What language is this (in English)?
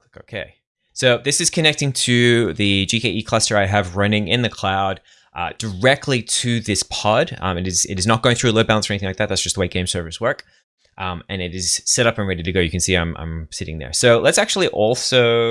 English